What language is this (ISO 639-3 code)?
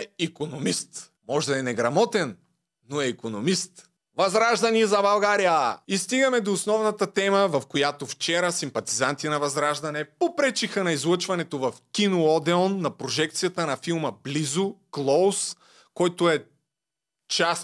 bul